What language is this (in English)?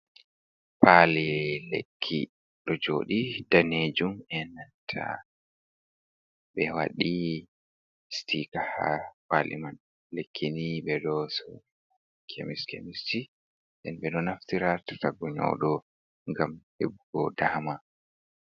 Fula